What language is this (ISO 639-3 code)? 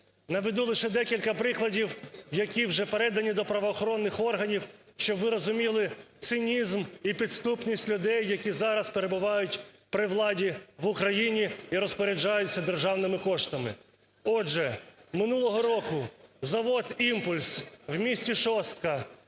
ukr